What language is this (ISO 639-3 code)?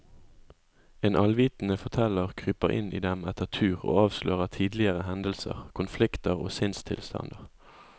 nor